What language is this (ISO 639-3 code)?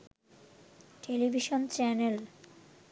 ben